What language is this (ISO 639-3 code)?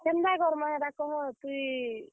ori